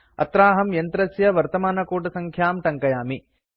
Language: Sanskrit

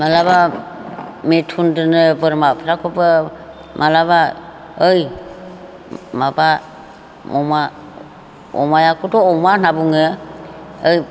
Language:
Bodo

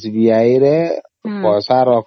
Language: Odia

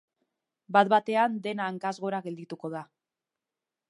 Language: Basque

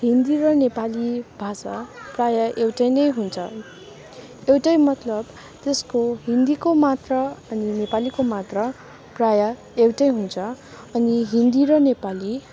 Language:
Nepali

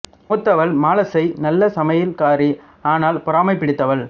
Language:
Tamil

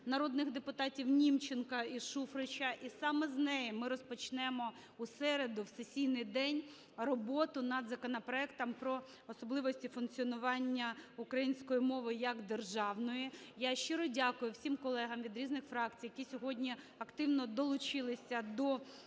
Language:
Ukrainian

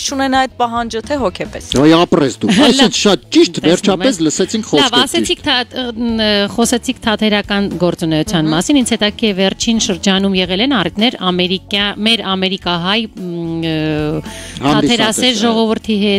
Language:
Romanian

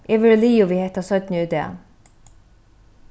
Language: Faroese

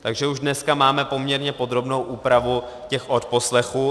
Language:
Czech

